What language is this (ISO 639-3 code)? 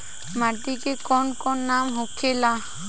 bho